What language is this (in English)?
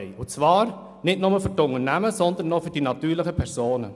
Swiss German